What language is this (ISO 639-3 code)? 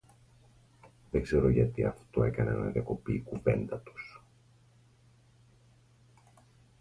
ell